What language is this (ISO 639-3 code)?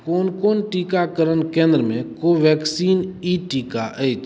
mai